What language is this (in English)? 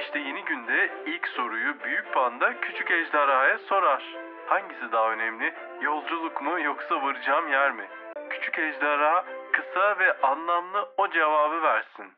Turkish